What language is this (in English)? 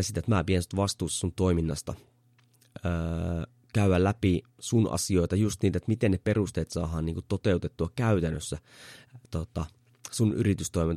Finnish